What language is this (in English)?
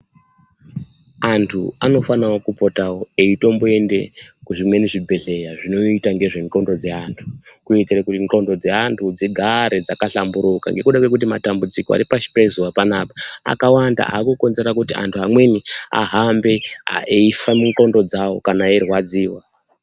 Ndau